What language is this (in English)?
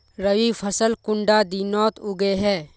Magahi